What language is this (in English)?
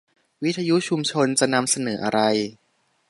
Thai